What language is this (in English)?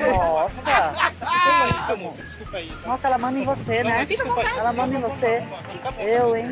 Portuguese